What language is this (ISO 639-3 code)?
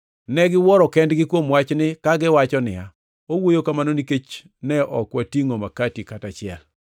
luo